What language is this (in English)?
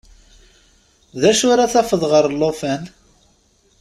Kabyle